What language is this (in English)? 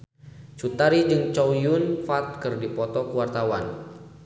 Sundanese